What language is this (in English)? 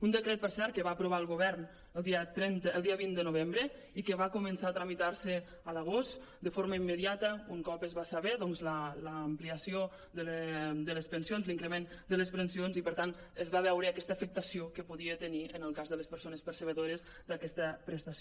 Catalan